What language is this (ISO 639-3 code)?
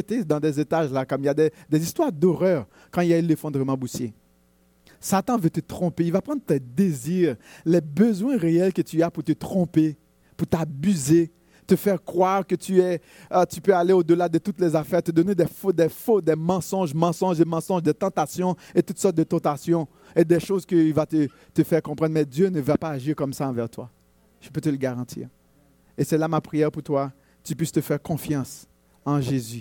fra